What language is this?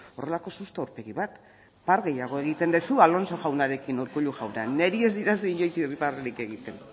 Basque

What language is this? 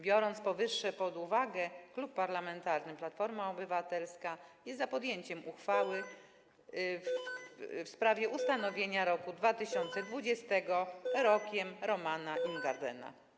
Polish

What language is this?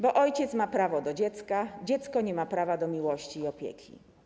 Polish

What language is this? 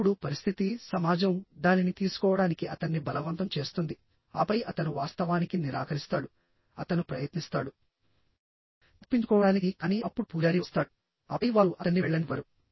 Telugu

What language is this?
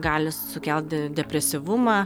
Lithuanian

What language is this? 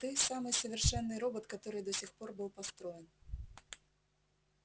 Russian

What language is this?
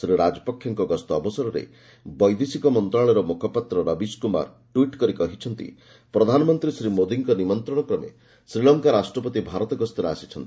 Odia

